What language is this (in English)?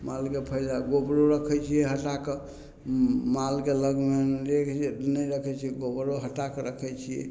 Maithili